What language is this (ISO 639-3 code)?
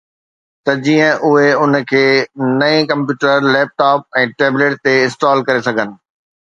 snd